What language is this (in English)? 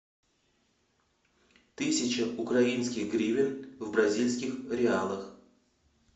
Russian